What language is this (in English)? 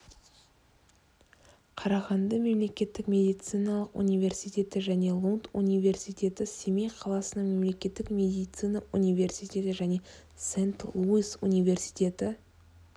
Kazakh